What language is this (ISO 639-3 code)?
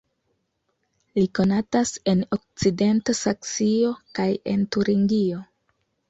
epo